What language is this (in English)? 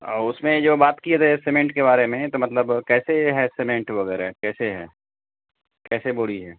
Urdu